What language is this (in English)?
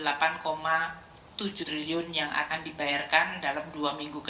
Indonesian